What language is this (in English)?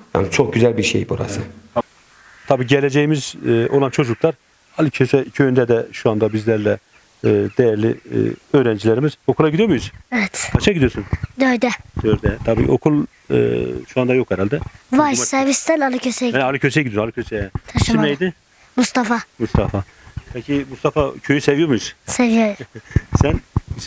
Turkish